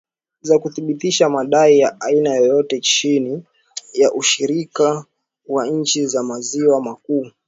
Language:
Swahili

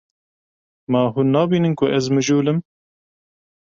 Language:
Kurdish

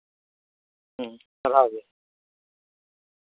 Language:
Santali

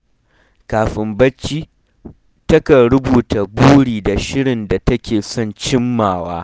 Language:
Hausa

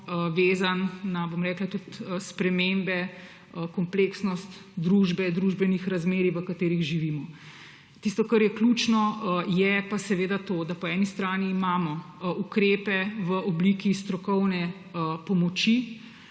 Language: Slovenian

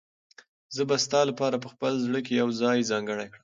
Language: Pashto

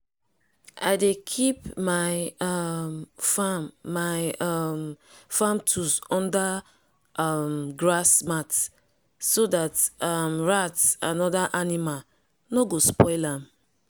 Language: Nigerian Pidgin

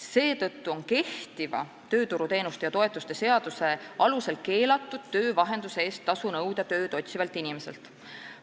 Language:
Estonian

